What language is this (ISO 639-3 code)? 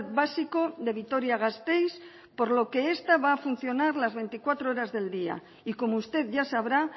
spa